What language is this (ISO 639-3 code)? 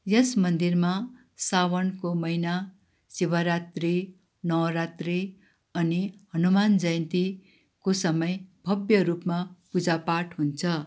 nep